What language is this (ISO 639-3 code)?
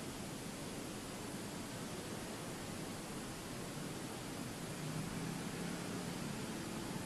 ind